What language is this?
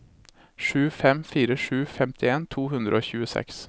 Norwegian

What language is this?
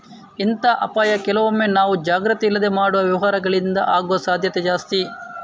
Kannada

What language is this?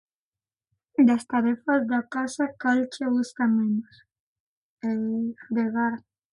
Galician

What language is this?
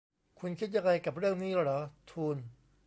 Thai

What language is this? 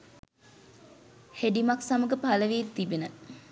Sinhala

